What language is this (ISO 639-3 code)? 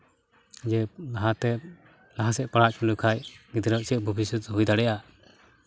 sat